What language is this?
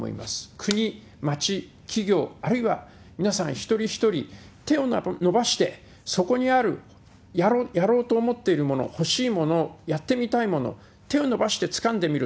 Japanese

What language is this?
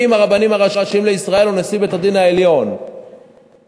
Hebrew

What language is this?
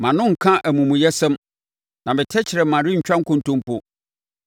Akan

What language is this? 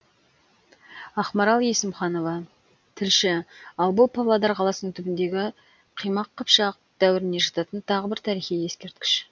Kazakh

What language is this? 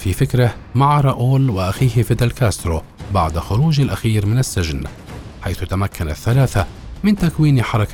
Arabic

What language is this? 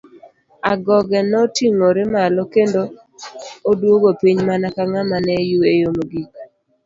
Luo (Kenya and Tanzania)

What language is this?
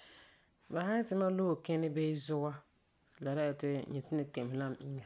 Frafra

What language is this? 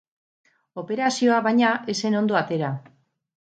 Basque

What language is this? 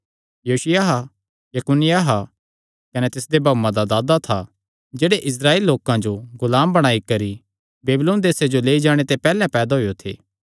Kangri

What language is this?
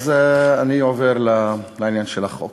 Hebrew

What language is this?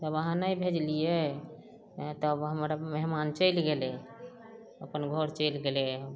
Maithili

